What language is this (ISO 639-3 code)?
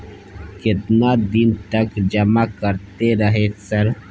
mai